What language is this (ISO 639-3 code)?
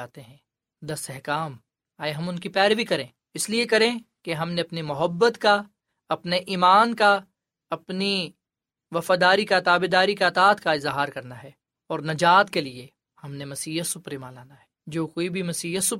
urd